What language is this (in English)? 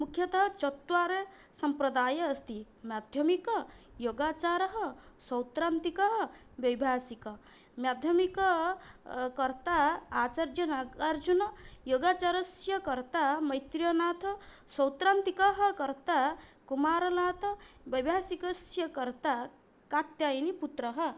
Sanskrit